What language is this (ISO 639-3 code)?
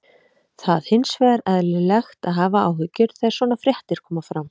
isl